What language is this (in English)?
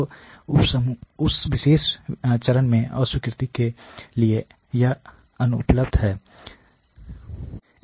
Hindi